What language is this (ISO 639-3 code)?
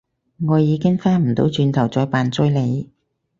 yue